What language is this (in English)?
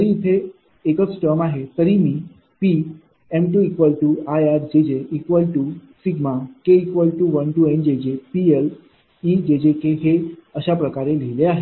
Marathi